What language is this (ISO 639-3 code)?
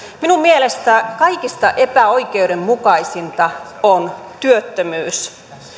fin